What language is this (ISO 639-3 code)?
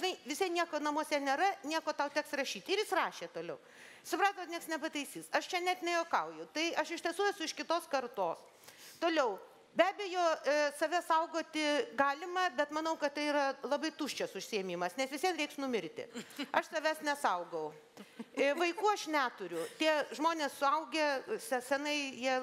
lit